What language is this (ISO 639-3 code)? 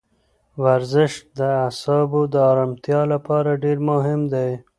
pus